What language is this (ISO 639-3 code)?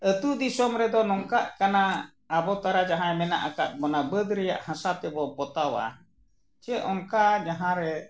sat